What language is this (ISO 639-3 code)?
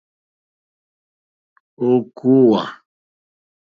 bri